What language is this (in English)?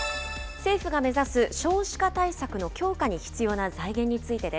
Japanese